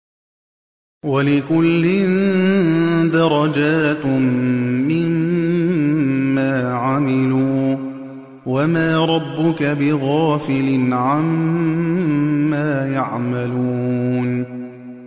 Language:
Arabic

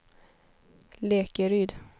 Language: Swedish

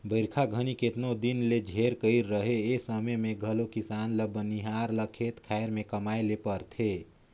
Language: Chhattisgarhi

